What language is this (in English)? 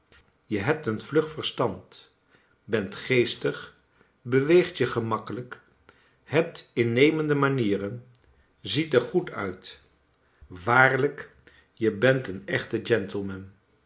Dutch